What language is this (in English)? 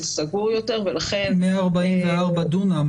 Hebrew